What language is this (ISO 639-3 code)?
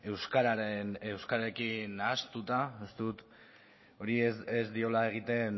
eus